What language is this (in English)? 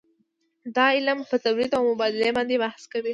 Pashto